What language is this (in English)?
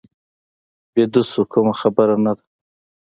Pashto